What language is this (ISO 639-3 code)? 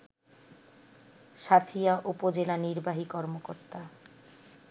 ben